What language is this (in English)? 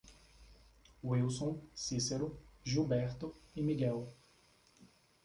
Portuguese